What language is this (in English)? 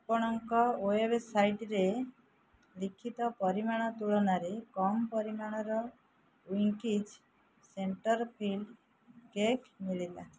Odia